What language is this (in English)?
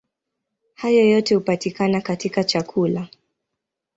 Swahili